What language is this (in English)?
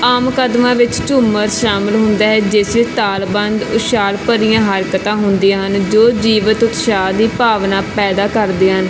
Punjabi